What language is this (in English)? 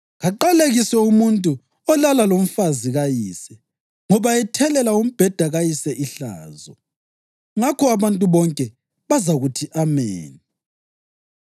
North Ndebele